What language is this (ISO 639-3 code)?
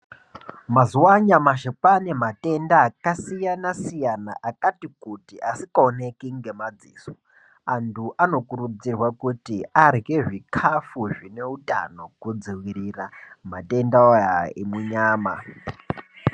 ndc